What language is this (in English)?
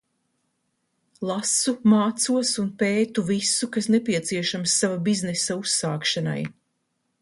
Latvian